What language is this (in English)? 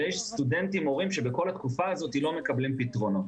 Hebrew